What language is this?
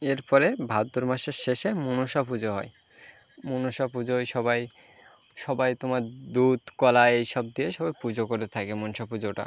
Bangla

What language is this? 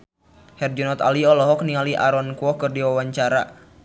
Sundanese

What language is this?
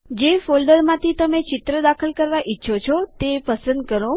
Gujarati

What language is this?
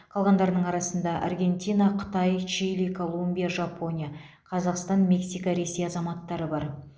Kazakh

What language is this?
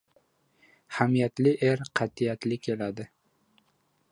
Uzbek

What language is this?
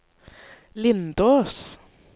Norwegian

